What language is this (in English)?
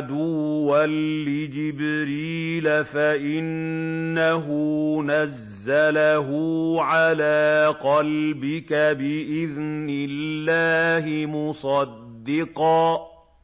Arabic